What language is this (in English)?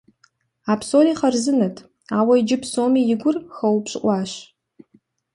Kabardian